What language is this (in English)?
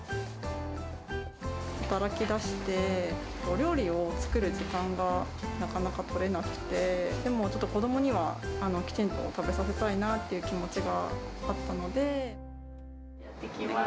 Japanese